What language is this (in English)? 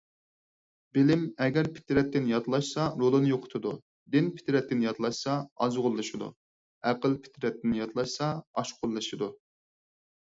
Uyghur